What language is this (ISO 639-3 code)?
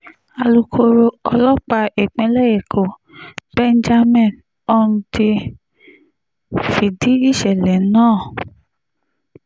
yor